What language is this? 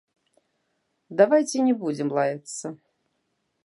Belarusian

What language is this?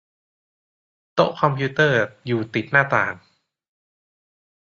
Thai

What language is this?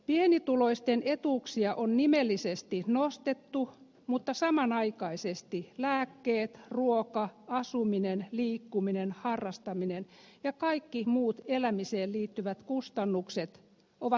Finnish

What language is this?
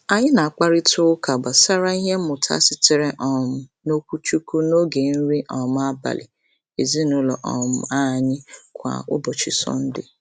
Igbo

